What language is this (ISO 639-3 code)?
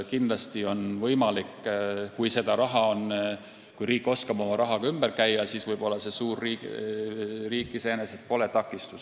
est